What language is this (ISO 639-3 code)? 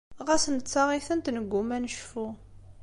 kab